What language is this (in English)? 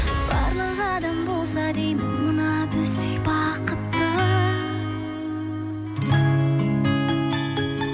Kazakh